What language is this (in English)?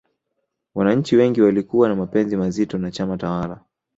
Swahili